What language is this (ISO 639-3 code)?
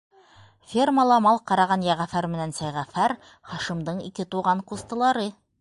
bak